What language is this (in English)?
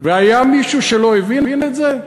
Hebrew